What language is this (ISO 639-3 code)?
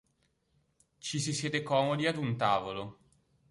ita